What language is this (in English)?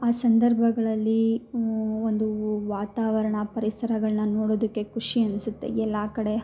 Kannada